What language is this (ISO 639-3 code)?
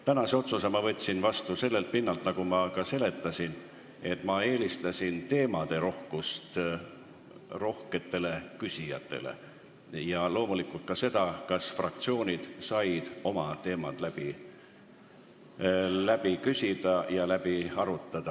est